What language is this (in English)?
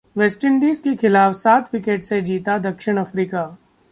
Hindi